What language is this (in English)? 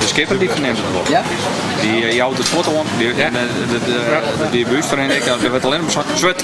Dutch